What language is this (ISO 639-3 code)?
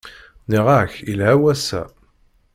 kab